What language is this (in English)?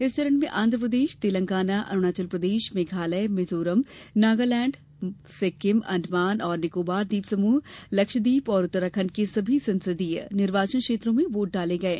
Hindi